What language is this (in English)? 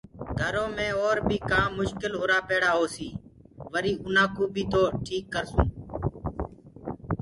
Gurgula